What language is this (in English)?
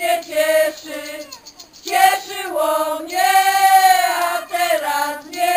Polish